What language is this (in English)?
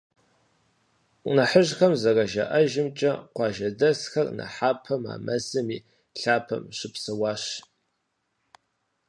Kabardian